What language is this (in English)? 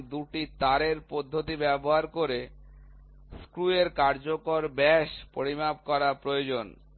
Bangla